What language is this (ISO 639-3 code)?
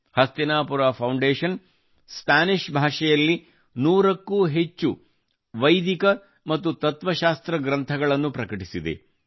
kan